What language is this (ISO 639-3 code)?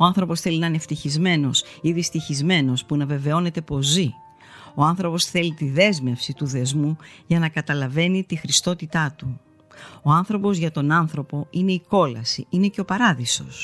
ell